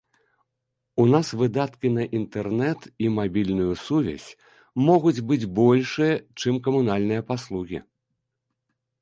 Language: Belarusian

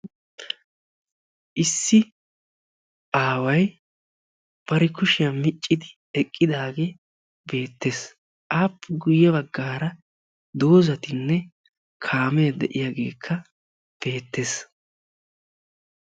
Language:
Wolaytta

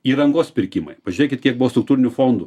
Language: Lithuanian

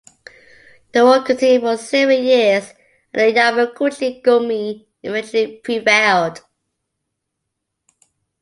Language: English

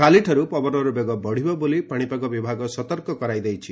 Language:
Odia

